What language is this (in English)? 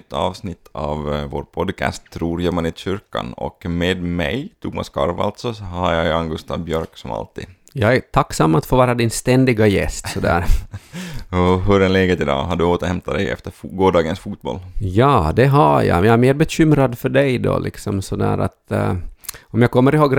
Swedish